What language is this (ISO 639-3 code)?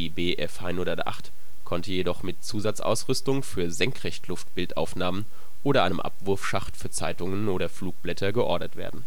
deu